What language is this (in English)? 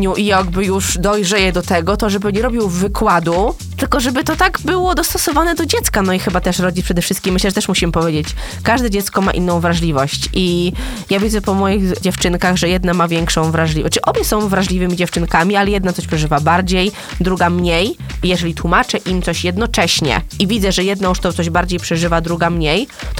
Polish